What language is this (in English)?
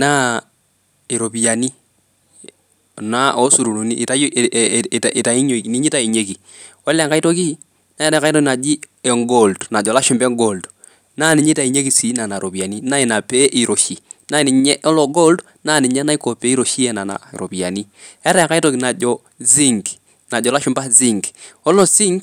Masai